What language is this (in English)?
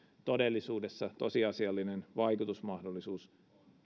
Finnish